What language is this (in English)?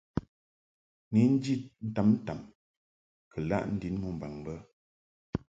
Mungaka